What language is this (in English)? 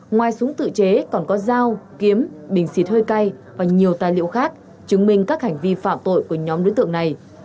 Vietnamese